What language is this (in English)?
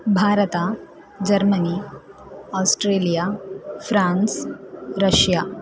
Kannada